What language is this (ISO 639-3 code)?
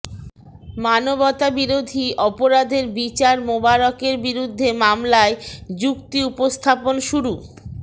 ben